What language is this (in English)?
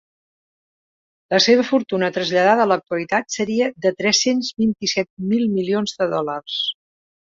Catalan